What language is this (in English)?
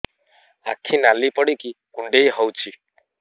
Odia